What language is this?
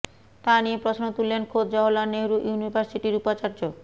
Bangla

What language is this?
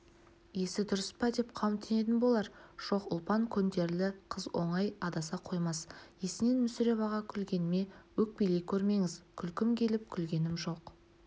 Kazakh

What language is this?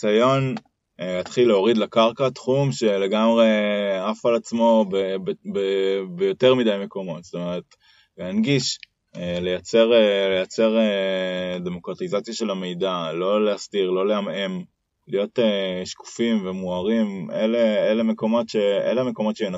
Hebrew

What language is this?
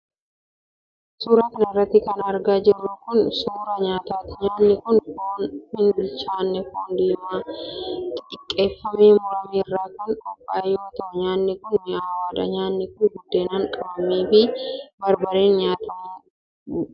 Oromo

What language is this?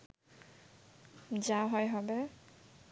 Bangla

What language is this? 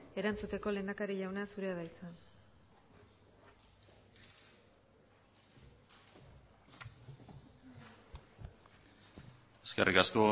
Basque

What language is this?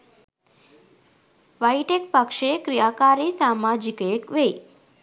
Sinhala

